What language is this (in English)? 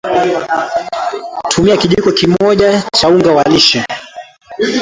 Swahili